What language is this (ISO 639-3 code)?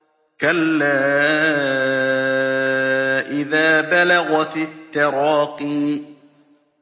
ara